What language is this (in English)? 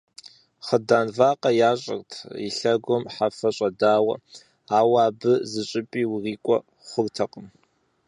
Kabardian